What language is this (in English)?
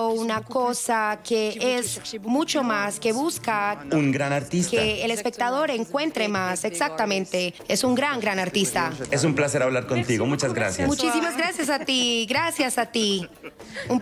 Spanish